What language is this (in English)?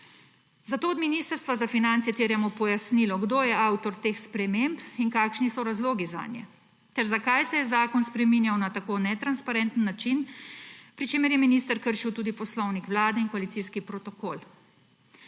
Slovenian